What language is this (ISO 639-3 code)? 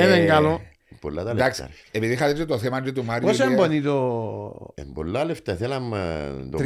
ell